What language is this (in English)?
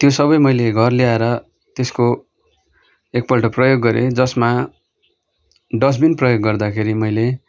Nepali